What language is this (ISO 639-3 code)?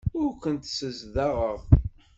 kab